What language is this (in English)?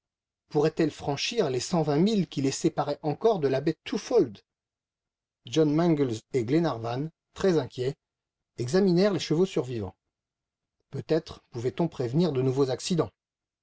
French